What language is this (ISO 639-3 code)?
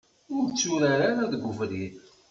kab